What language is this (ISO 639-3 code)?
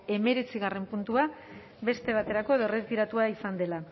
eus